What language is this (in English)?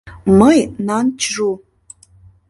Mari